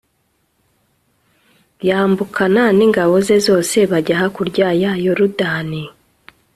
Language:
Kinyarwanda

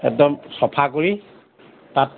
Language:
Assamese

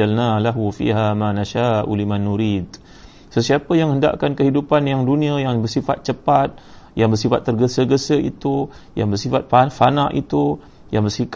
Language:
Malay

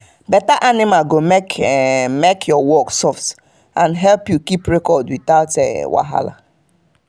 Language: Nigerian Pidgin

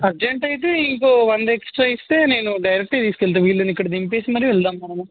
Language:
Telugu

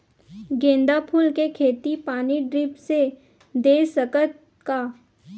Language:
Chhattisgarhi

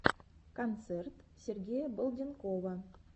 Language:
Russian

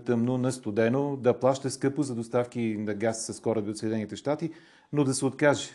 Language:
Bulgarian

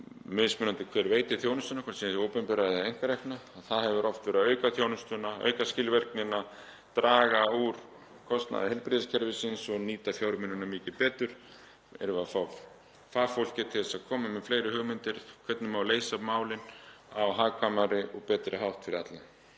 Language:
Icelandic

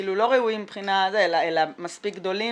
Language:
Hebrew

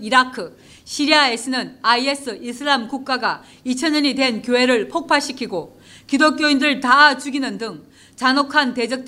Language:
Korean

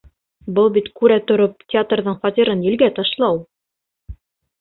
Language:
Bashkir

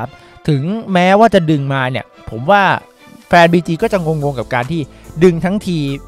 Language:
Thai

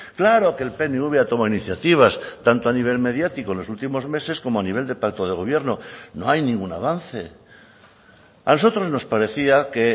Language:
Spanish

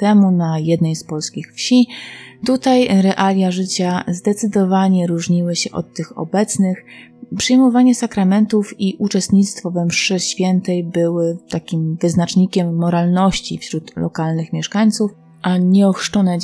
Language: Polish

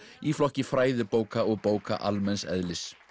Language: Icelandic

